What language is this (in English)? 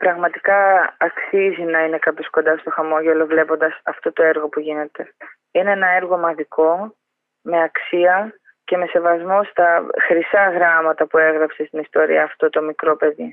Greek